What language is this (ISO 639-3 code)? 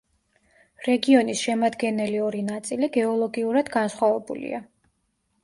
kat